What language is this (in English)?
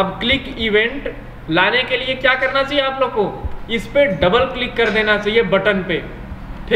Hindi